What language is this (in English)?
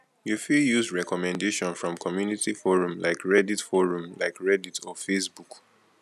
Nigerian Pidgin